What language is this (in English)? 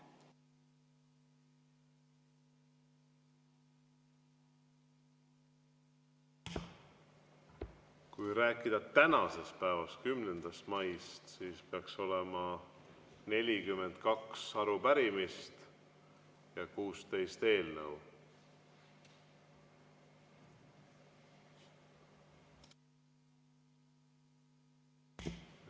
Estonian